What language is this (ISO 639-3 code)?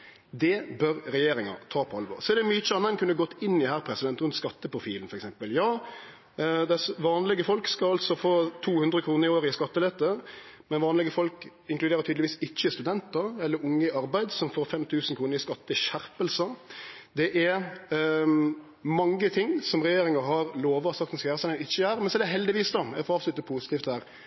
nno